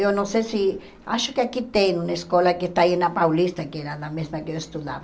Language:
Portuguese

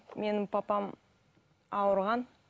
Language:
Kazakh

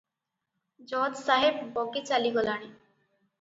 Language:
Odia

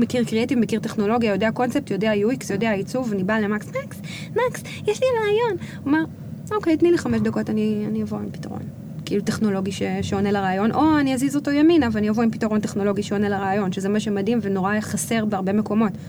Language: Hebrew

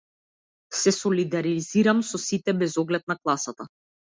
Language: Macedonian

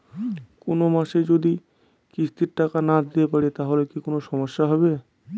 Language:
Bangla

